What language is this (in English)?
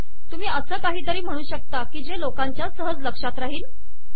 Marathi